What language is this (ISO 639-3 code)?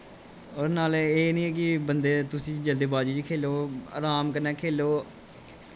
doi